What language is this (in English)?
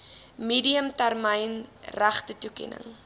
Afrikaans